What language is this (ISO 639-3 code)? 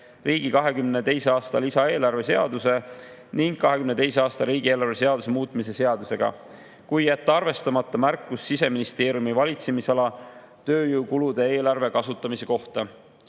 est